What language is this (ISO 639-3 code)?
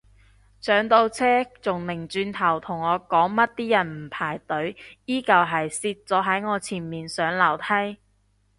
yue